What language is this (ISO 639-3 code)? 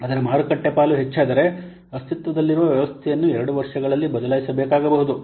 kan